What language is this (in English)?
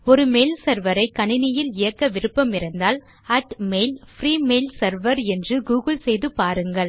Tamil